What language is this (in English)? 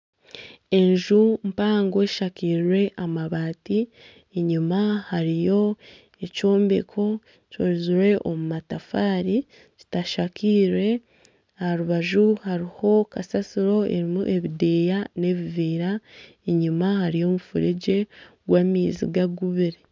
Nyankole